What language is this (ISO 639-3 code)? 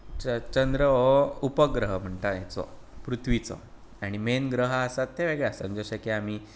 kok